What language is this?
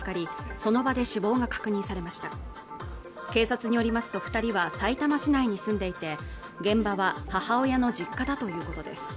Japanese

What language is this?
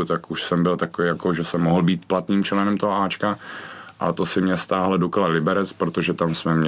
Czech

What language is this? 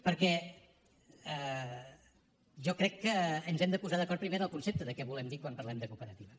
Catalan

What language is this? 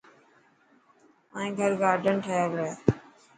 Dhatki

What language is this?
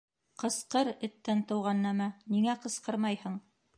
Bashkir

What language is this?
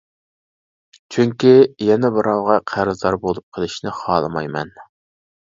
Uyghur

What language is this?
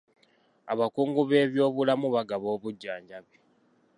Ganda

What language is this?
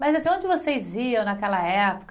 Portuguese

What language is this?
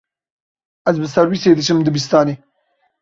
Kurdish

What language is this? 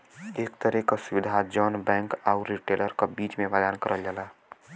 Bhojpuri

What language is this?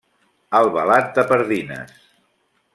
Catalan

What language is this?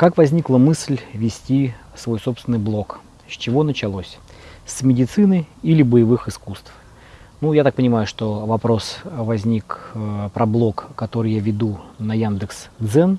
Russian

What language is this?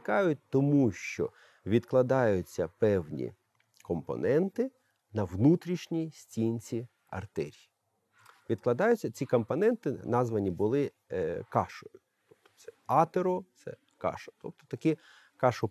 Ukrainian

